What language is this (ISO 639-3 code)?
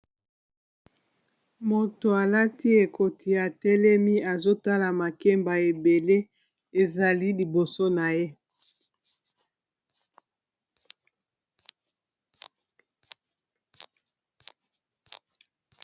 lin